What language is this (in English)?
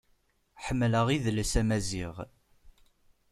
Kabyle